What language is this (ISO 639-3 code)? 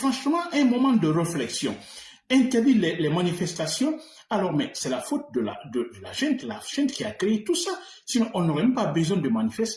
fra